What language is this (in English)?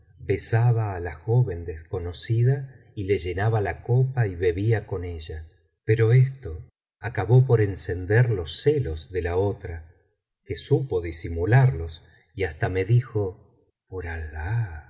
Spanish